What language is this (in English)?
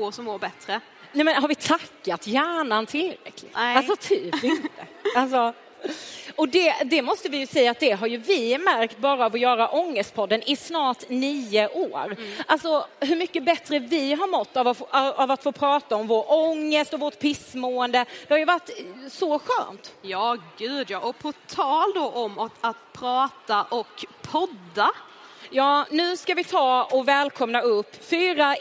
Swedish